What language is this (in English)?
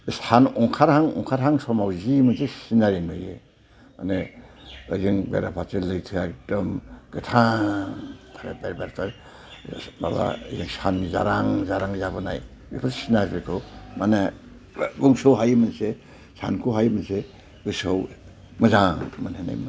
Bodo